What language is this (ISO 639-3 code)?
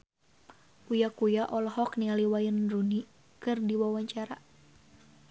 sun